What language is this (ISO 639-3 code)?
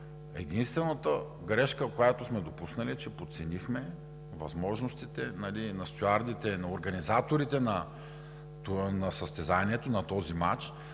bul